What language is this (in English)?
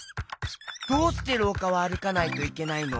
Japanese